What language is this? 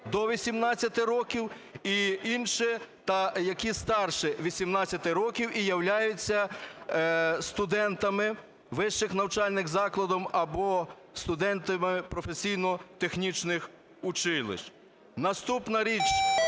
Ukrainian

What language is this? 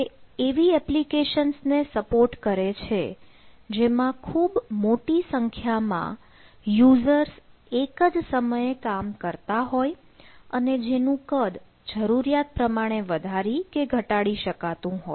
Gujarati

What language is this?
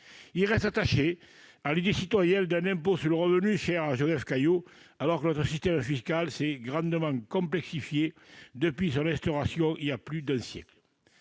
French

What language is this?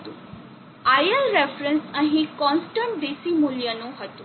Gujarati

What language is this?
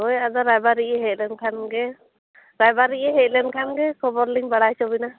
Santali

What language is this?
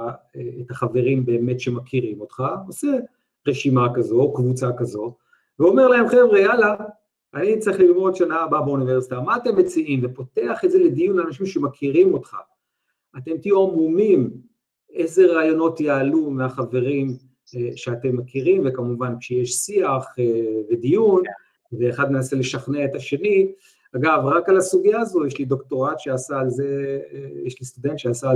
Hebrew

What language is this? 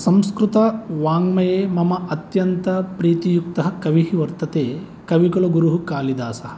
Sanskrit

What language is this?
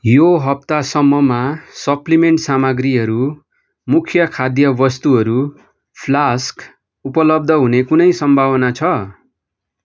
Nepali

